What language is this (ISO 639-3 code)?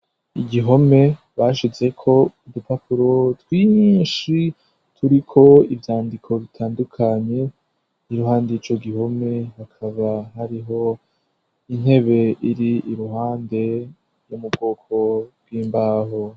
run